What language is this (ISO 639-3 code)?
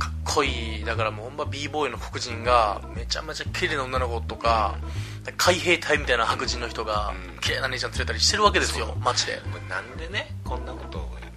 jpn